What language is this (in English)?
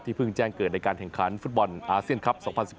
Thai